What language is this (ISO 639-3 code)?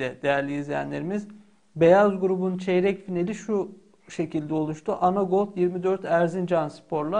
tur